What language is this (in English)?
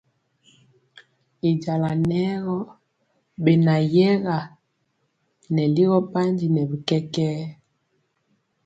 Mpiemo